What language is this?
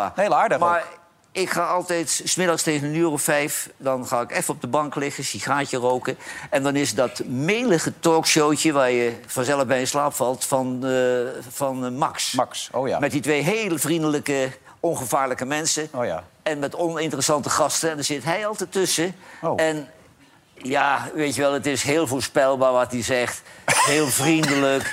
Dutch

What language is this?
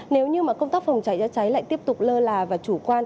Vietnamese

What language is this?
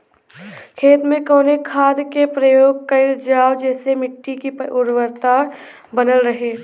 Bhojpuri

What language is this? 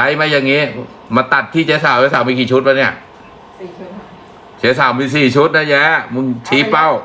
Thai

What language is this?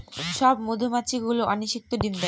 Bangla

